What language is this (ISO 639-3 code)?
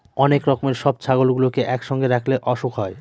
ben